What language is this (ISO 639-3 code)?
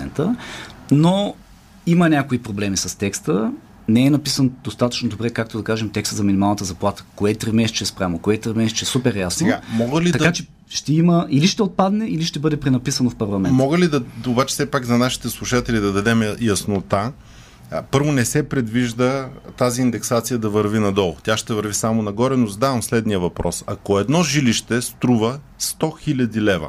bul